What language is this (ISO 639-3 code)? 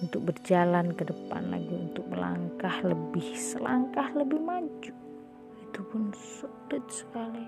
ind